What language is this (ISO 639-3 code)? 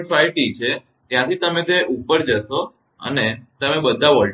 guj